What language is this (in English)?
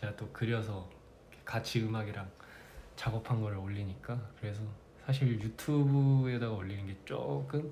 Korean